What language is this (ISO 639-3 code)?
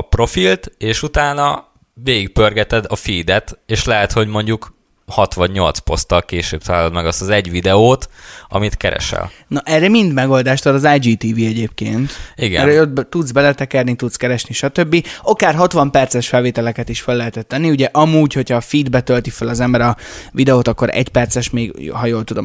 hun